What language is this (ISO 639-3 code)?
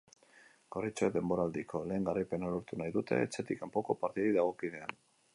eus